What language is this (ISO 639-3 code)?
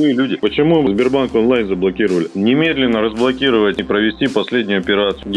rus